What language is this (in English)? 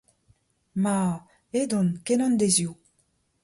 Breton